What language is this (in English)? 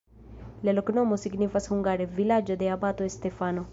Esperanto